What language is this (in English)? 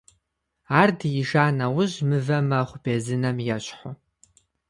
Kabardian